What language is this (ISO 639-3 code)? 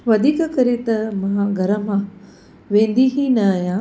snd